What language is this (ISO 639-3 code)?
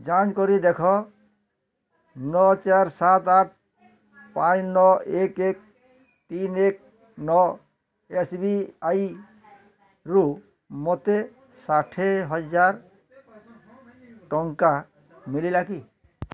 ori